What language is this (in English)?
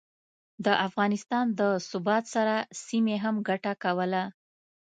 Pashto